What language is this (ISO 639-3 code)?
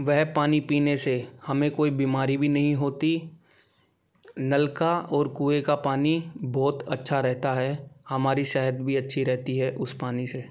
hin